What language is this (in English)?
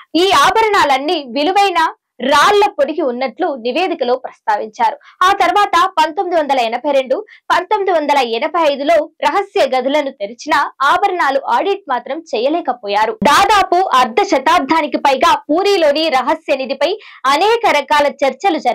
Telugu